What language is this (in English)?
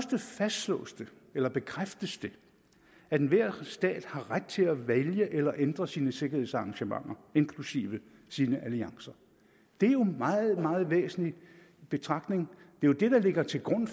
Danish